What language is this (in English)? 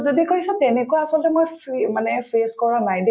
Assamese